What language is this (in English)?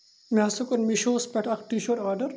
Kashmiri